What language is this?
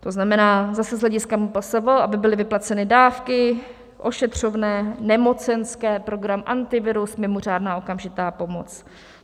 Czech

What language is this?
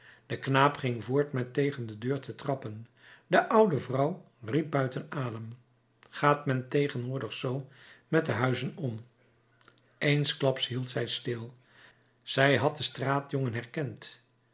Dutch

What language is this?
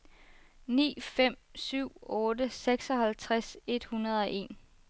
Danish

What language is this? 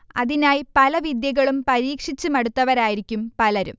Malayalam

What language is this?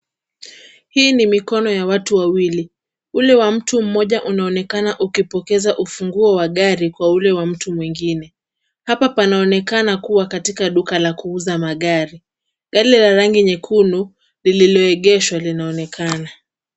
Swahili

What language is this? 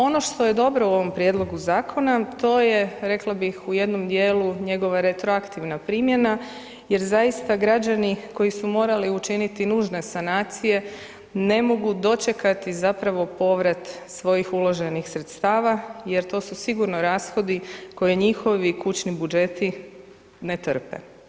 Croatian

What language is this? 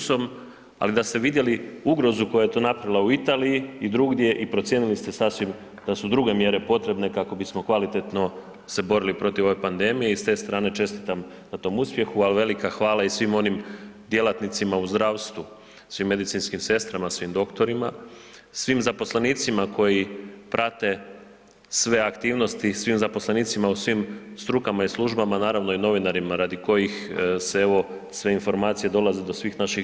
Croatian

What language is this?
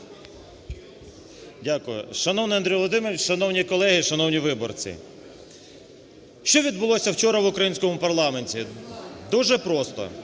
Ukrainian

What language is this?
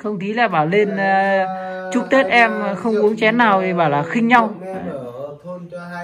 Vietnamese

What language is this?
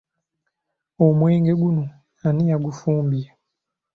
Ganda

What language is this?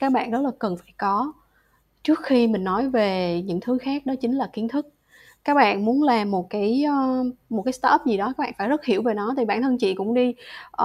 Vietnamese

